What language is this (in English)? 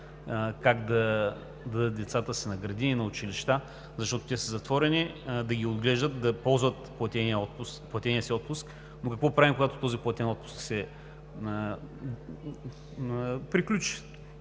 Bulgarian